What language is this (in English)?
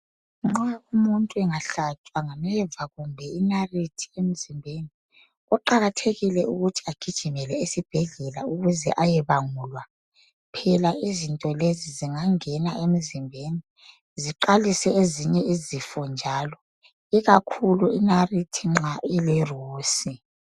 North Ndebele